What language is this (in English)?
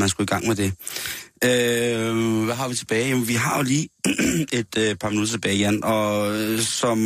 Danish